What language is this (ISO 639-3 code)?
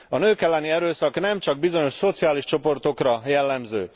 hun